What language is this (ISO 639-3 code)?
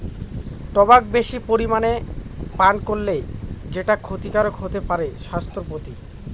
ben